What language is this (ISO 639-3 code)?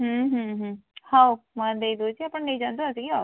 ori